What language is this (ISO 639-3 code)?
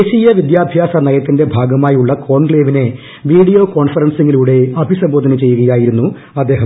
mal